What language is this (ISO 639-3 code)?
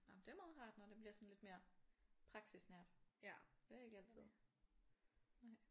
dan